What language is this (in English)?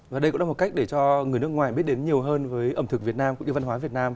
Vietnamese